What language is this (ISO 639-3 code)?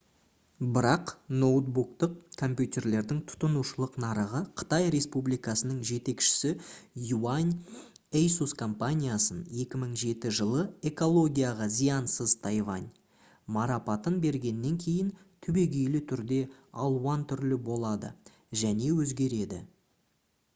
kaz